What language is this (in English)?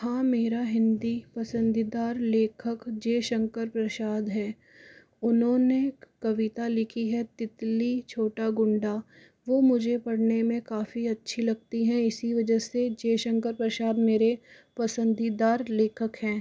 Hindi